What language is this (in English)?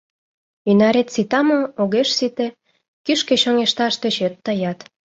Mari